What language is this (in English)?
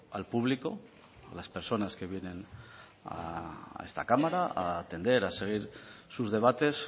Spanish